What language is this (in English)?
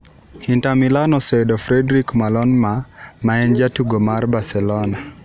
Luo (Kenya and Tanzania)